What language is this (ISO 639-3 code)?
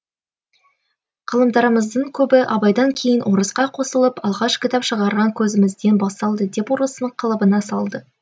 kaz